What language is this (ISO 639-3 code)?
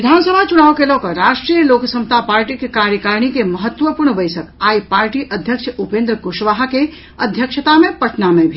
mai